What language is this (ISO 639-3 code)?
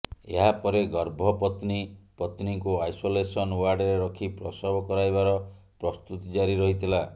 ori